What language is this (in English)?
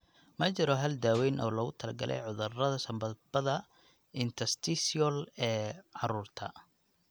Somali